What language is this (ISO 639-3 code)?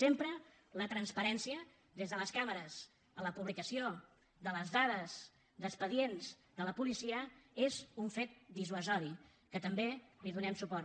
cat